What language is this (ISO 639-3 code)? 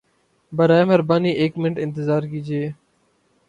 urd